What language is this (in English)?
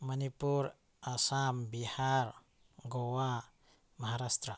Manipuri